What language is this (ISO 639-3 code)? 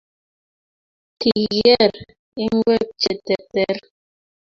kln